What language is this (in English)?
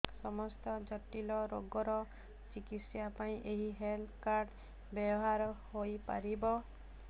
Odia